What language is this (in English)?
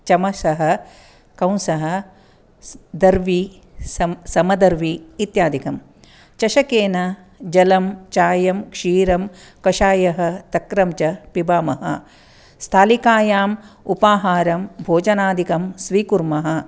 Sanskrit